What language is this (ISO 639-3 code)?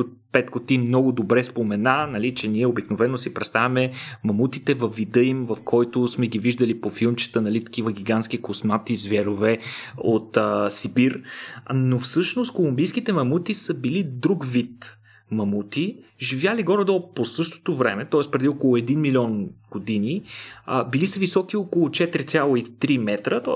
bul